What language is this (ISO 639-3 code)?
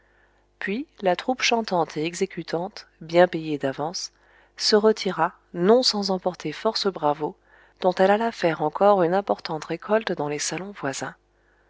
fra